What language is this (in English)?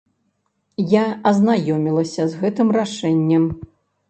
Belarusian